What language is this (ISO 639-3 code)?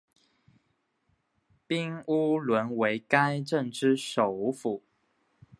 zho